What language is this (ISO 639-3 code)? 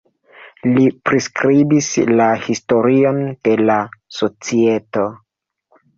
epo